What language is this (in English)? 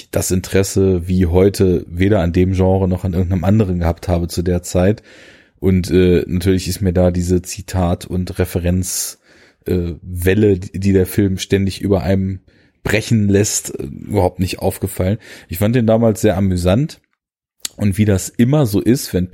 German